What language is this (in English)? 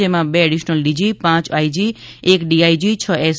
Gujarati